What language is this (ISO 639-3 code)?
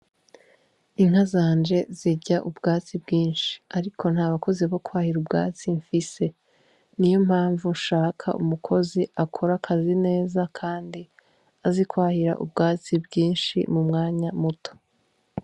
run